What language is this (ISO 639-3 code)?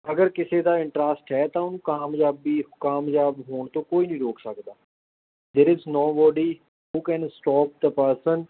pan